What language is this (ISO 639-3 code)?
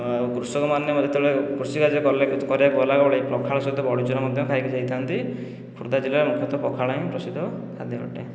ori